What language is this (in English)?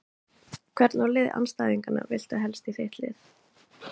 Icelandic